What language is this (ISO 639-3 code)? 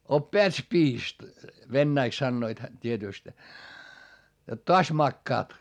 fin